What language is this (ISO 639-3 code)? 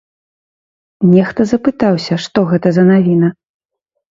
bel